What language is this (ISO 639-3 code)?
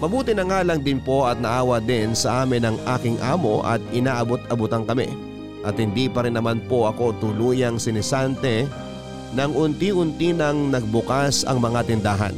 fil